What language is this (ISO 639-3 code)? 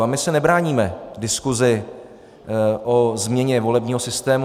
ces